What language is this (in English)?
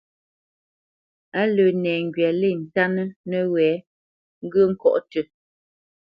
Bamenyam